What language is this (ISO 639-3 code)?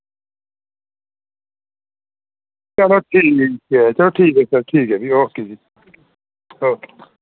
doi